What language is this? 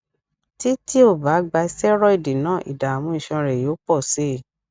Yoruba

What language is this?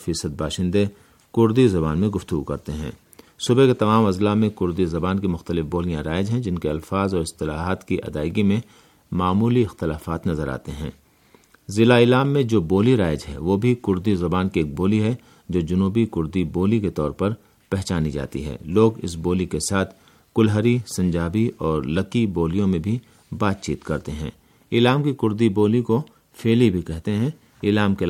Urdu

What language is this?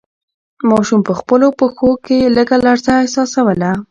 Pashto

